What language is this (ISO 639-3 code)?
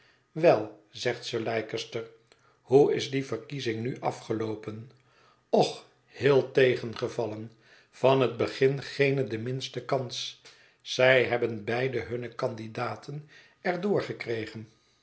nld